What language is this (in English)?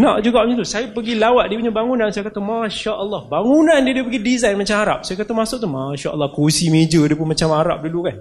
Malay